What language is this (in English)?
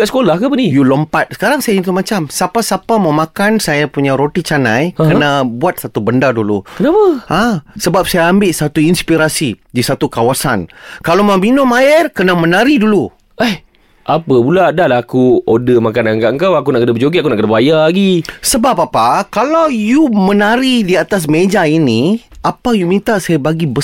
Malay